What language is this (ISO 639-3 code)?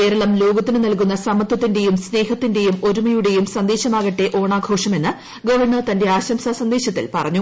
mal